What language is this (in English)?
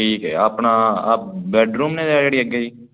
Punjabi